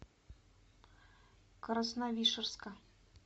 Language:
Russian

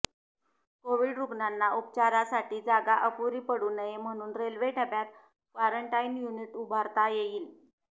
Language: Marathi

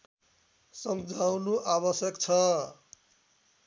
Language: Nepali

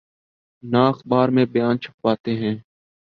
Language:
Urdu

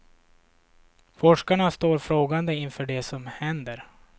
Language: Swedish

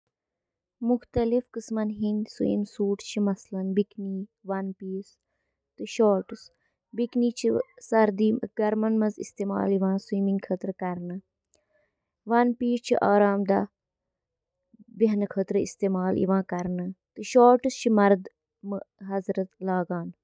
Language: Kashmiri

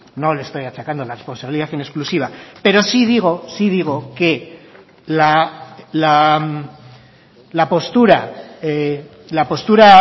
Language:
Spanish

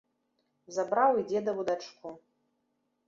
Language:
Belarusian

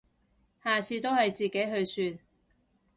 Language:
Cantonese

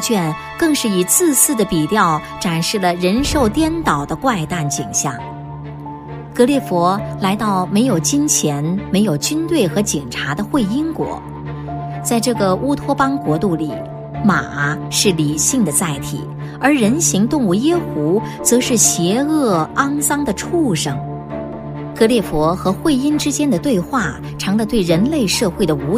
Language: Chinese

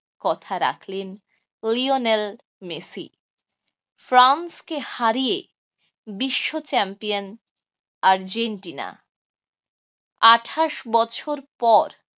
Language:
Bangla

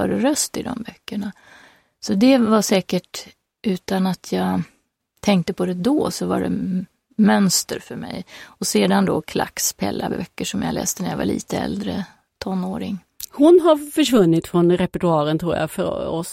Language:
Swedish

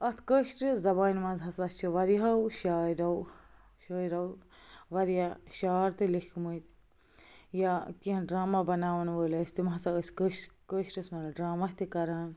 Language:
Kashmiri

